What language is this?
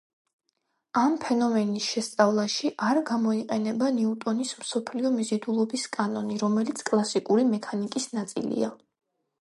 Georgian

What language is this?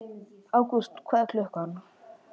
Icelandic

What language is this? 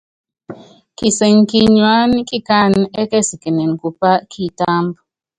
Yangben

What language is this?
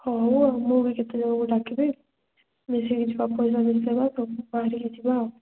Odia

